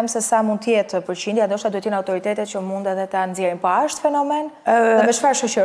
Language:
Romanian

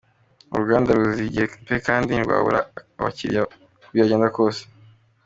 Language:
Kinyarwanda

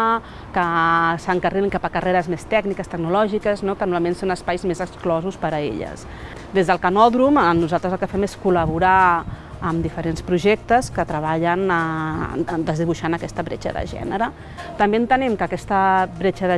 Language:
Catalan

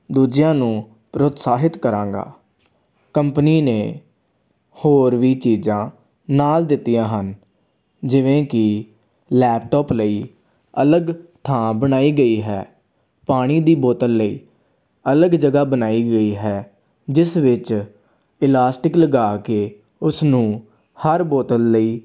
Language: Punjabi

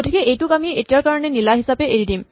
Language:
Assamese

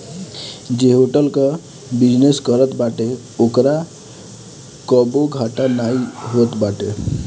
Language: Bhojpuri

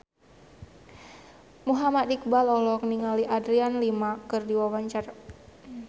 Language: Sundanese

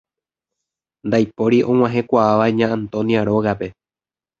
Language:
Guarani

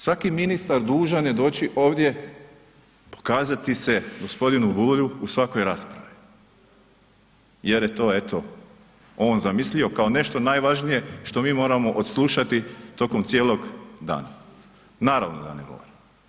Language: Croatian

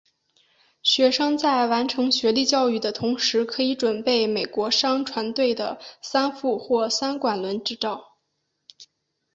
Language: Chinese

